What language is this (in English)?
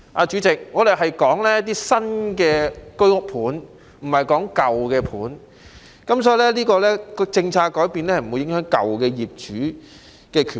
Cantonese